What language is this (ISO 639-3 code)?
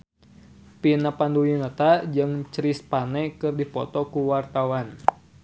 sun